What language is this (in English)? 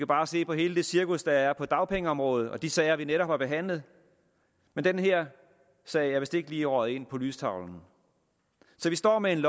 Danish